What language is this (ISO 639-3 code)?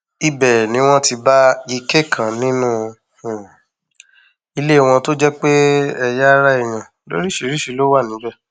yor